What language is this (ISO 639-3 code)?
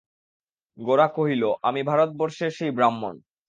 ben